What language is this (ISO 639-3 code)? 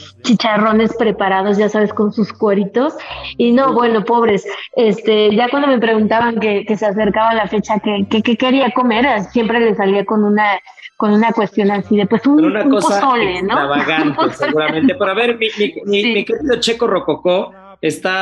spa